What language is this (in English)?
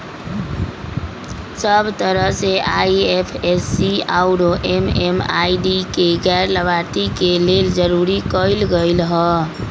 Magahi